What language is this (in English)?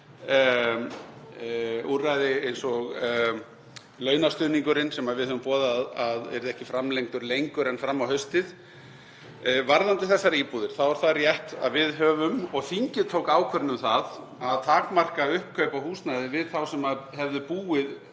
Icelandic